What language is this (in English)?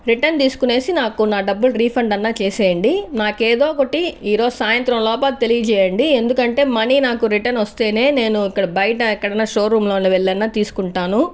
Telugu